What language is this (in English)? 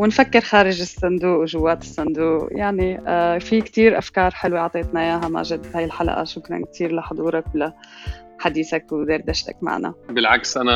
Arabic